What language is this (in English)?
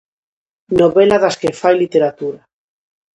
Galician